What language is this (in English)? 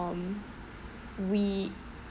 English